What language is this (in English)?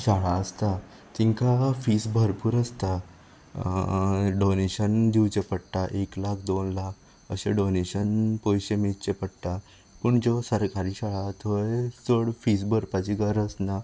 Konkani